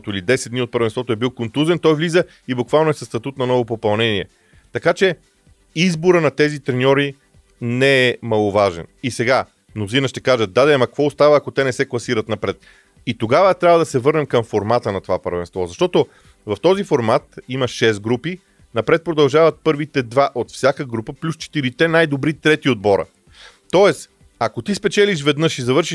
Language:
Bulgarian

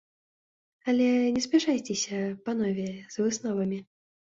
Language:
Belarusian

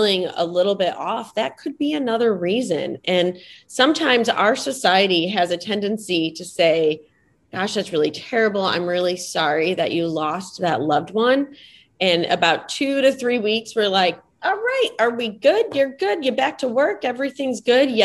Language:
English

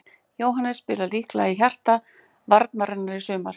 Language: Icelandic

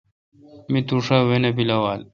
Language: Kalkoti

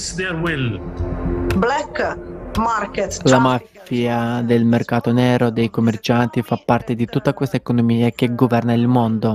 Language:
Italian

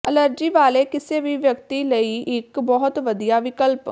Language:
Punjabi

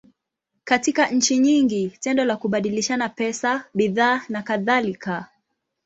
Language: Swahili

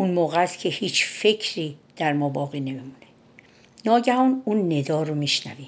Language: Persian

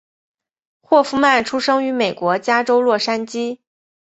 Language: Chinese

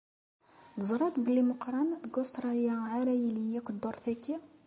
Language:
Kabyle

